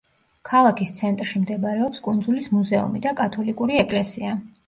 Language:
Georgian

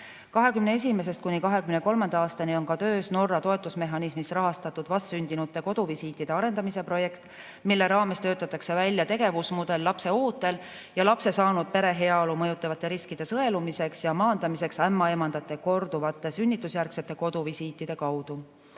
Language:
Estonian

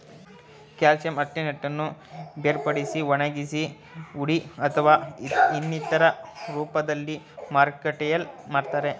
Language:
Kannada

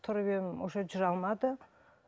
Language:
Kazakh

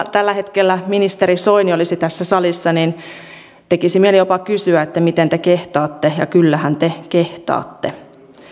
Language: Finnish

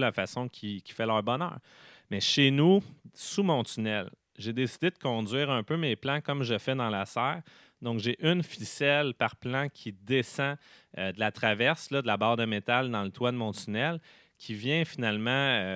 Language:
French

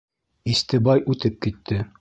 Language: Bashkir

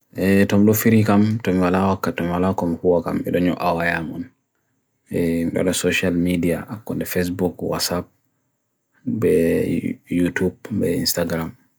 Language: Bagirmi Fulfulde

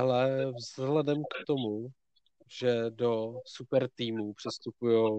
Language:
Czech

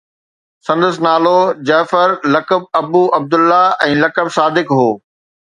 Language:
Sindhi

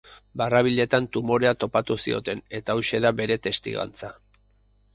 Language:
Basque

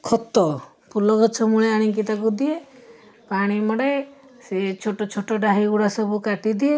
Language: Odia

